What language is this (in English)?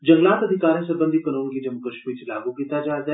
Dogri